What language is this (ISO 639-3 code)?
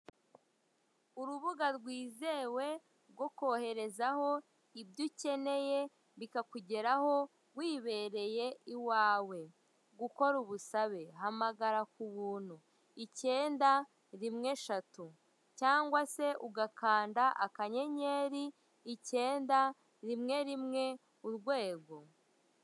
kin